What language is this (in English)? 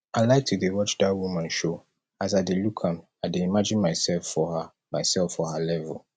Nigerian Pidgin